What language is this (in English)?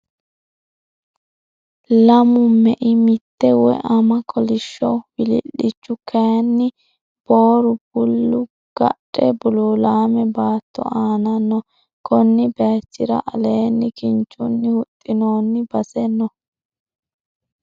Sidamo